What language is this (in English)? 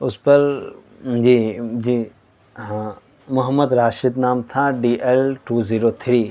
Urdu